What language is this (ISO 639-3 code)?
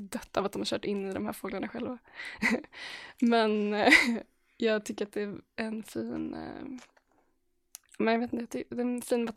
swe